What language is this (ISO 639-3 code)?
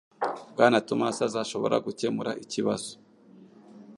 kin